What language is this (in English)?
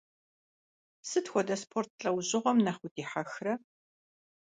Kabardian